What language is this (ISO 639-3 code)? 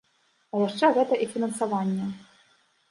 bel